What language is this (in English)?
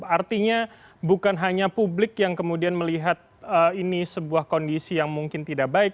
Indonesian